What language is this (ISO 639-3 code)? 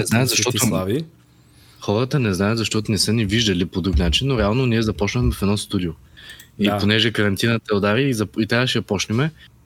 bul